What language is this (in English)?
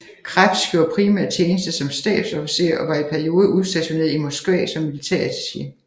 Danish